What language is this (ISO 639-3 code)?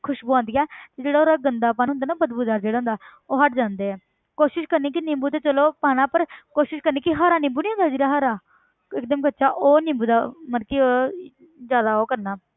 pan